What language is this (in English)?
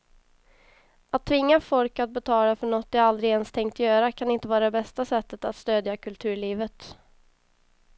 Swedish